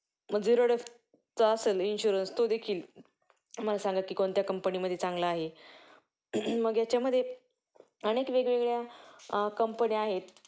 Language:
Marathi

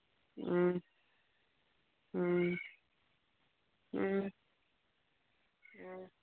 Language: Manipuri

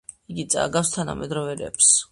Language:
Georgian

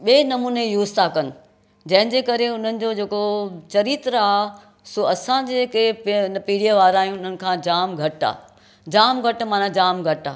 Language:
Sindhi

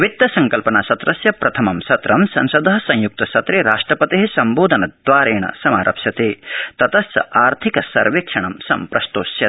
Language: Sanskrit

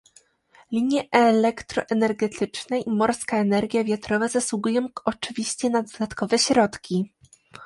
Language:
Polish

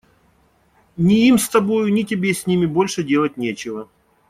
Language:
Russian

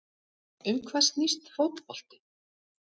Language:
Icelandic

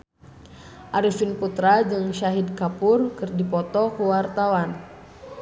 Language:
Sundanese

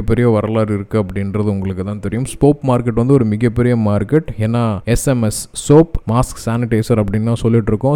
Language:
Tamil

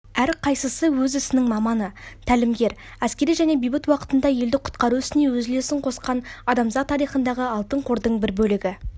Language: Kazakh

